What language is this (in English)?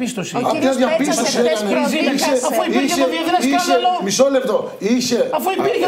Greek